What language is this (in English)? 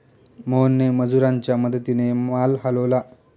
Marathi